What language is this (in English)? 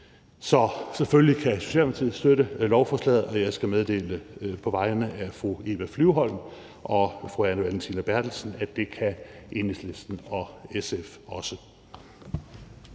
Danish